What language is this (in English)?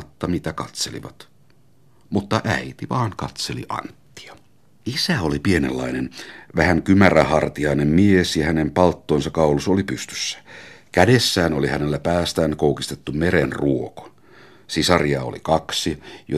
Finnish